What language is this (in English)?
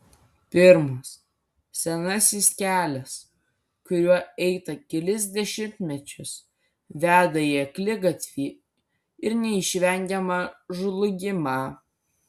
Lithuanian